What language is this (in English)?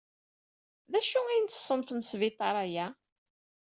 Kabyle